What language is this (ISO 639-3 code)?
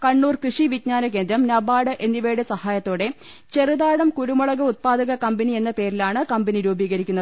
mal